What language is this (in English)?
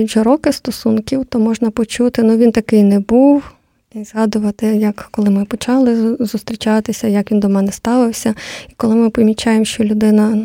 Ukrainian